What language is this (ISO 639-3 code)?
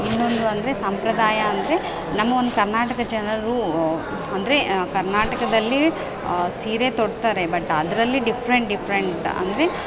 kan